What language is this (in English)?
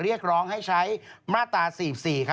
Thai